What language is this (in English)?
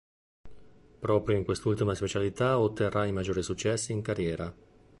Italian